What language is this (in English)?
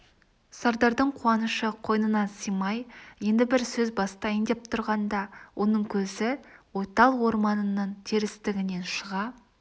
Kazakh